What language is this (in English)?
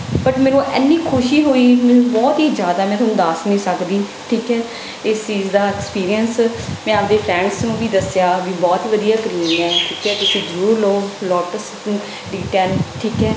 Punjabi